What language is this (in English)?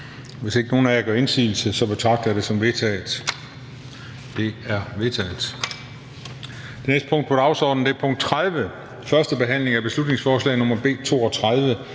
Danish